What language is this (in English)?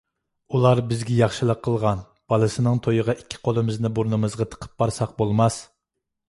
Uyghur